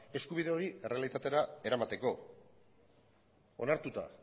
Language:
Basque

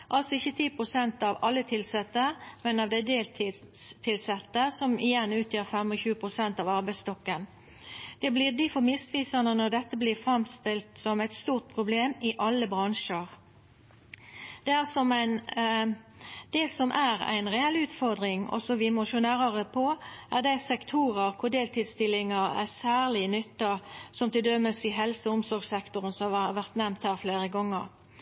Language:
Norwegian Nynorsk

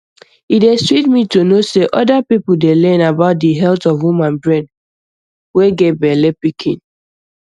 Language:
Nigerian Pidgin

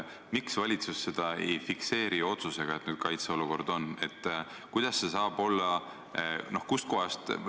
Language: Estonian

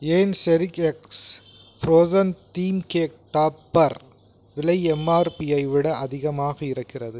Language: Tamil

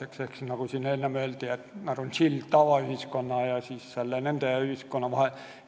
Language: Estonian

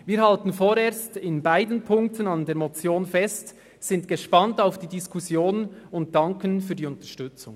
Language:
Swiss German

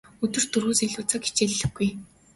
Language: Mongolian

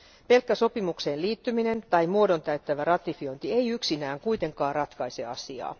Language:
Finnish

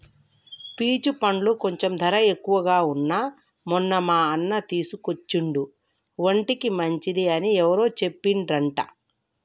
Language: Telugu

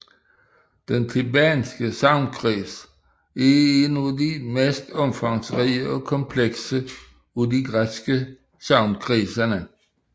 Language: Danish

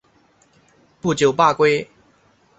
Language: Chinese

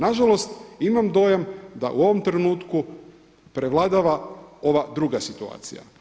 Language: Croatian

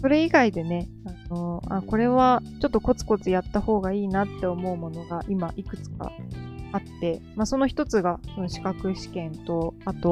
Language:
Japanese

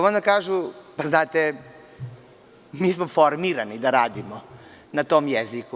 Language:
Serbian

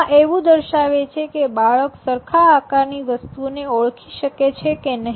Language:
Gujarati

